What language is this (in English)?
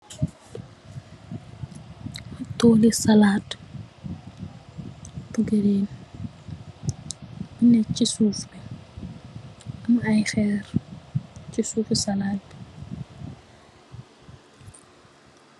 Wolof